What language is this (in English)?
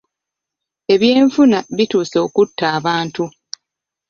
Ganda